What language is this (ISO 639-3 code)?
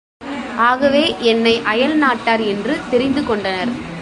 tam